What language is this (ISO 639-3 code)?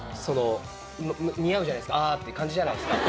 jpn